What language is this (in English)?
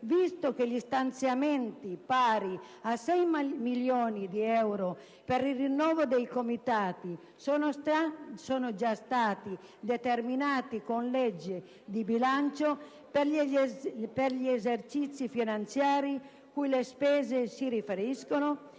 Italian